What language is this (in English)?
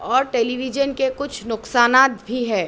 Urdu